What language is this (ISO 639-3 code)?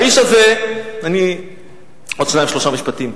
heb